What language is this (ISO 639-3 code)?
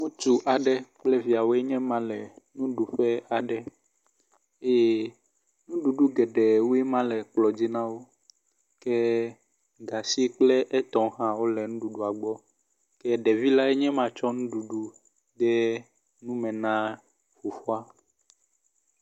ewe